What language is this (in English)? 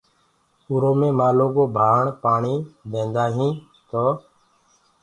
Gurgula